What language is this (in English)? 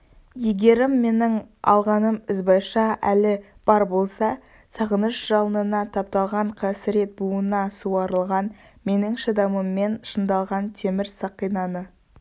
Kazakh